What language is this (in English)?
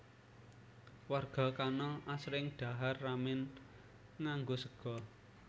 Javanese